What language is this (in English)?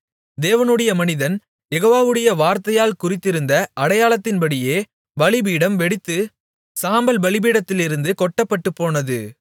Tamil